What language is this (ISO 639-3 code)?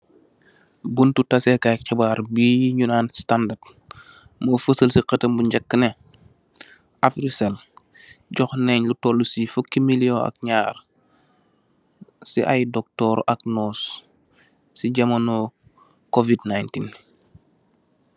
wol